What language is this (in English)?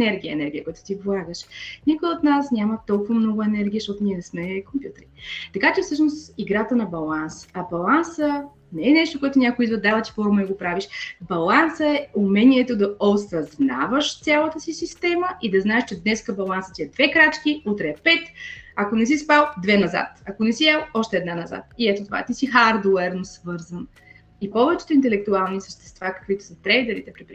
Bulgarian